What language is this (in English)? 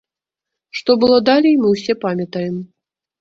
Belarusian